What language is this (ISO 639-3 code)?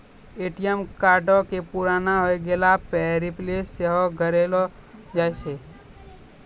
mai